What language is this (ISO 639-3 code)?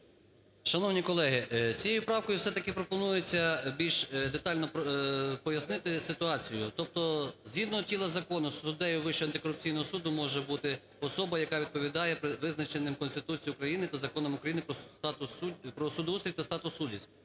ukr